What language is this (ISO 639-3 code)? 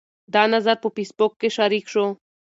pus